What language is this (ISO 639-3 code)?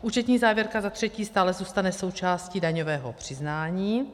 ces